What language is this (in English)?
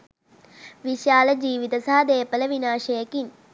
Sinhala